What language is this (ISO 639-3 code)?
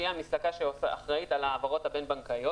heb